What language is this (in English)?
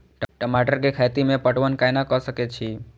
Maithili